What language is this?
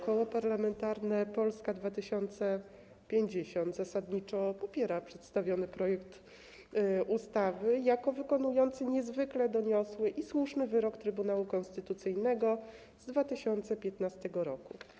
Polish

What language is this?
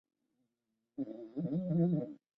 Chinese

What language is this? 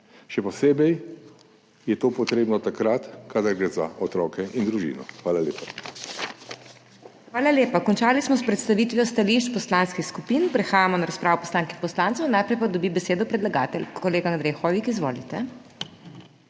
Slovenian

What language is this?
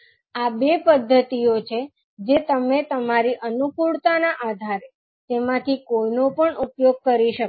Gujarati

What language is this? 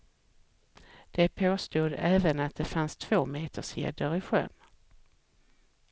Swedish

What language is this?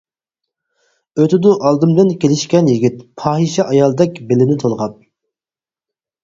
Uyghur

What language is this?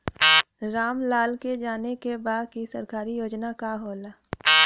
Bhojpuri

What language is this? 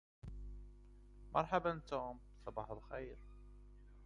Arabic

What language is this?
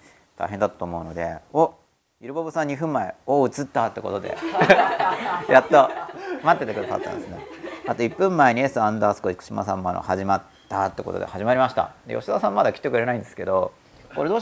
Japanese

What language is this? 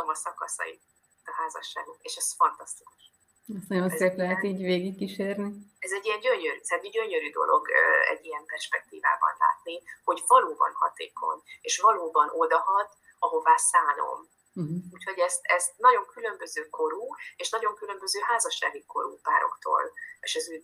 Hungarian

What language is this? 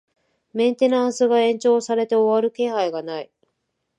Japanese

